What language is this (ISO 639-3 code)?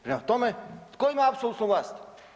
hrv